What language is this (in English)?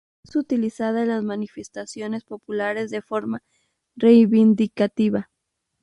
Spanish